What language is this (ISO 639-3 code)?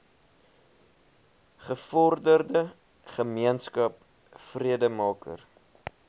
afr